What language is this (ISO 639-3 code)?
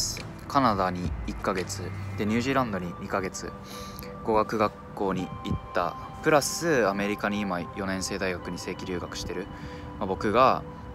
jpn